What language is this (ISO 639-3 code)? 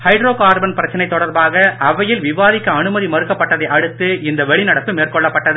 tam